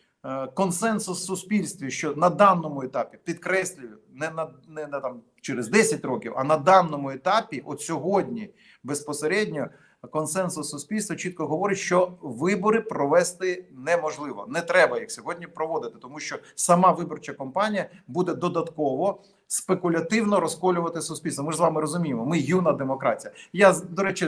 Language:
Ukrainian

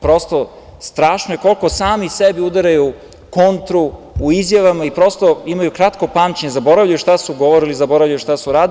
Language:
Serbian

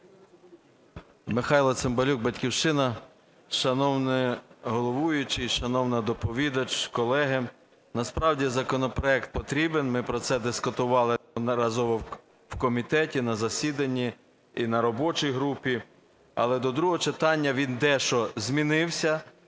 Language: Ukrainian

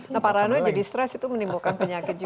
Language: Indonesian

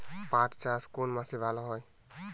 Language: Bangla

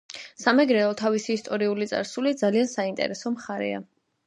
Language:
Georgian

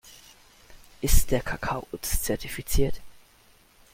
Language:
German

